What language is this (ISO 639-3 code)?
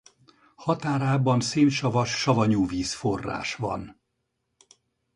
hun